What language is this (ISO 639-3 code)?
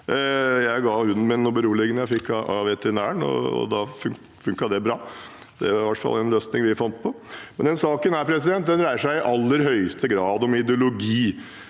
nor